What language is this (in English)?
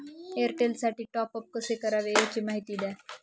Marathi